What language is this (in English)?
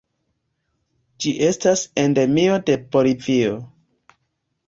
Esperanto